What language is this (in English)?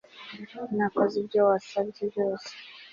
Kinyarwanda